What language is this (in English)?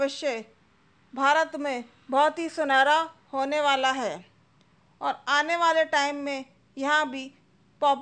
Hindi